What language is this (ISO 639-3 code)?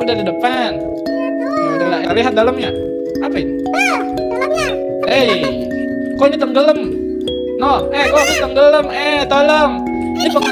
ind